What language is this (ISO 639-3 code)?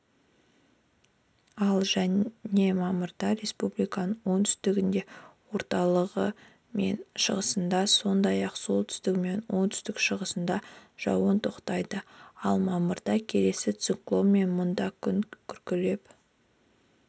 kaz